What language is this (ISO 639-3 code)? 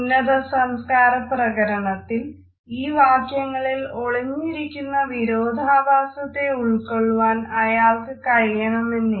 mal